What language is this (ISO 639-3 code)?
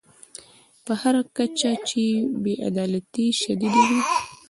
pus